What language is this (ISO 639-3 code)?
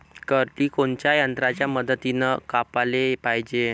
mar